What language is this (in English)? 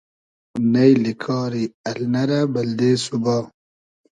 Hazaragi